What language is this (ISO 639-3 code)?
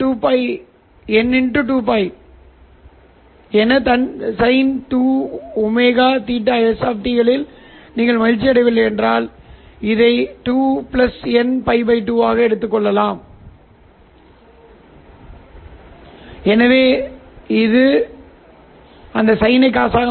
tam